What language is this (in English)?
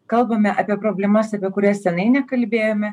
Lithuanian